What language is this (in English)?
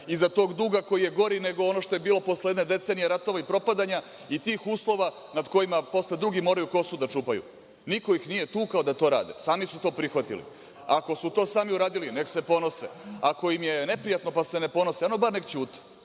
Serbian